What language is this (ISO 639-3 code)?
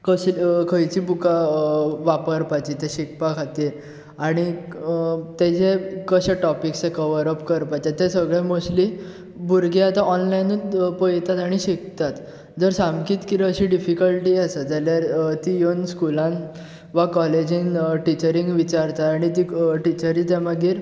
kok